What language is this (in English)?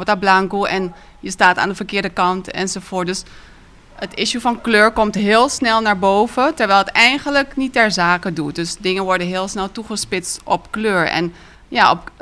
Dutch